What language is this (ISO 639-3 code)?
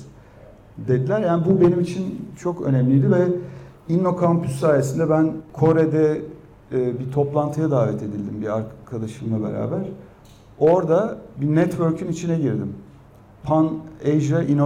tur